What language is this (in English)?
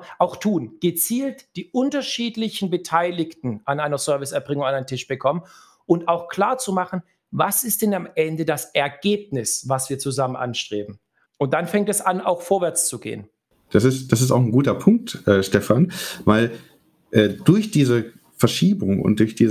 German